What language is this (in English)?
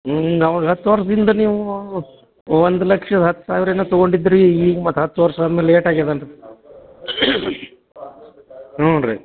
Kannada